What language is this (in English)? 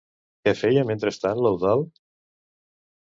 Catalan